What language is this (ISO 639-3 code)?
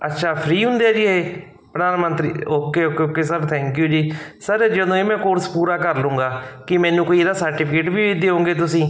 pan